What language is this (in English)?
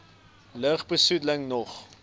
Afrikaans